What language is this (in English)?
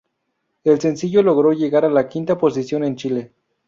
Spanish